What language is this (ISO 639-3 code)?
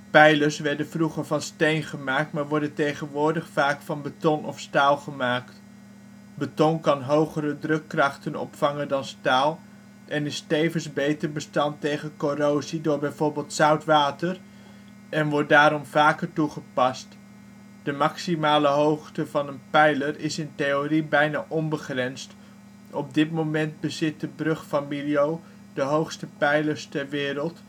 nld